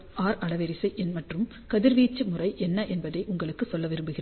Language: Tamil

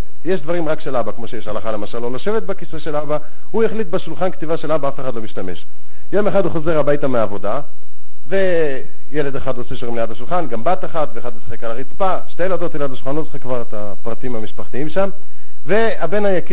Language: Hebrew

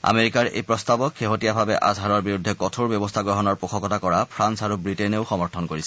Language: Assamese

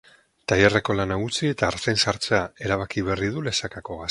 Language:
Basque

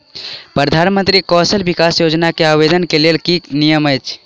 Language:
Maithili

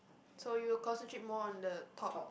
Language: English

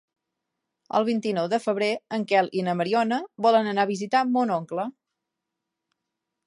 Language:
Catalan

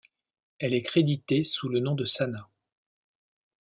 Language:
French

